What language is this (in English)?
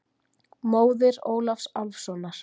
Icelandic